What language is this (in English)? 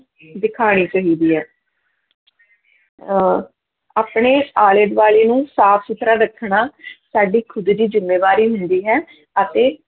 Punjabi